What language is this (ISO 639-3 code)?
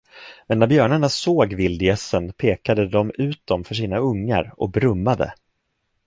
swe